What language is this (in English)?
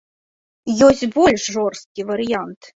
Belarusian